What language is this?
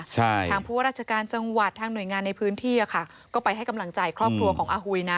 Thai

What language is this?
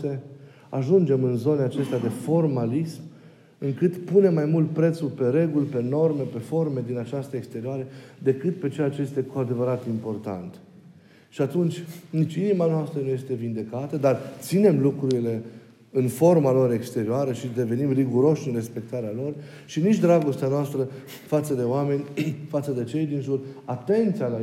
Romanian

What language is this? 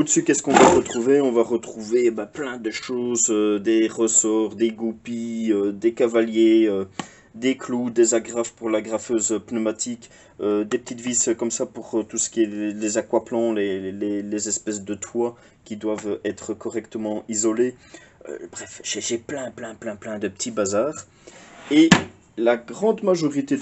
French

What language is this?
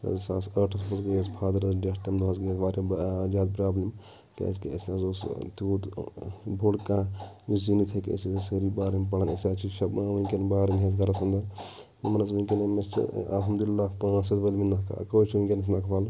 Kashmiri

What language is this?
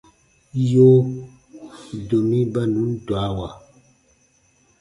Baatonum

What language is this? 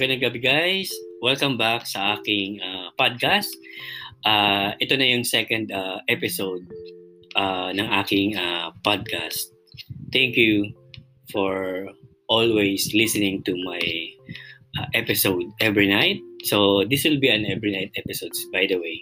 Filipino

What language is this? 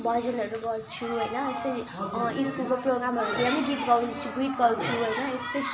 Nepali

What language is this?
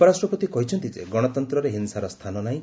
Odia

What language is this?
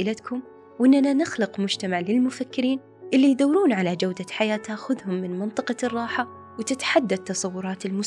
Arabic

